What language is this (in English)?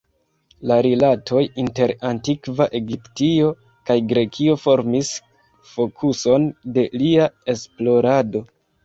Esperanto